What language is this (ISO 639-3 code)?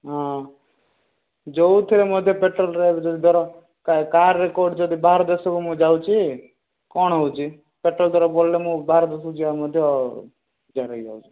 ori